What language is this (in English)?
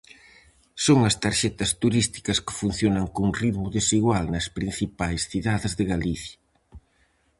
Galician